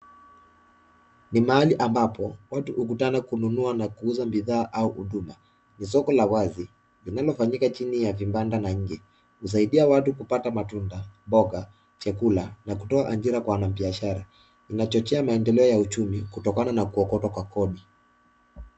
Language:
Swahili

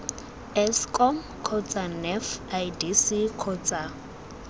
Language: Tswana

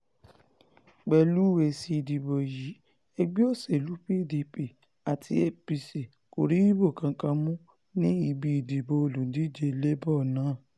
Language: Yoruba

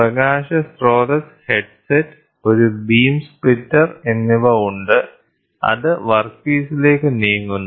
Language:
Malayalam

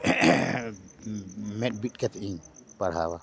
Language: Santali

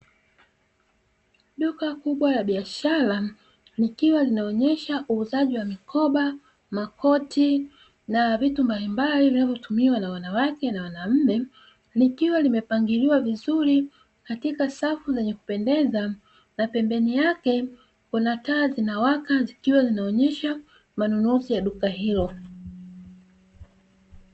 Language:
Swahili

